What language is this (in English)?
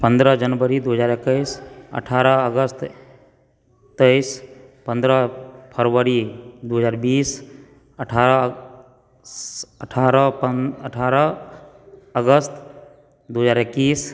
Maithili